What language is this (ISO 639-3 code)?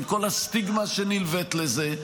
heb